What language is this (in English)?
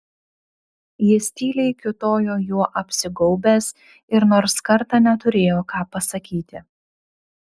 Lithuanian